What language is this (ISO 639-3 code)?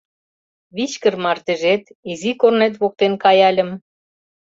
chm